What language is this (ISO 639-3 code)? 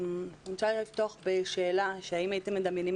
heb